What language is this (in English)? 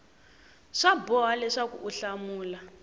Tsonga